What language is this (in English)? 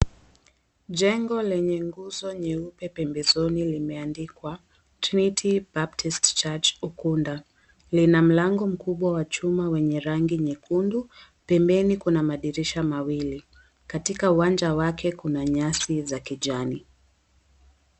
Swahili